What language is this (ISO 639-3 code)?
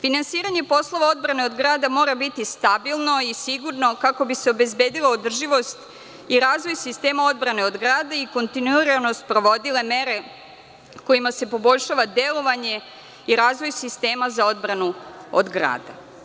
srp